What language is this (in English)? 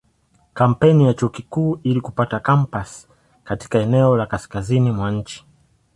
Swahili